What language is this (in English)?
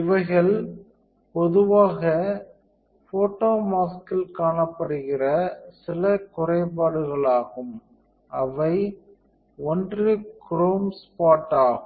Tamil